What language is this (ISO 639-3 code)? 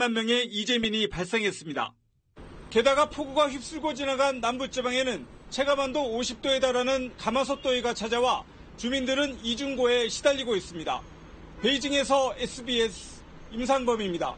kor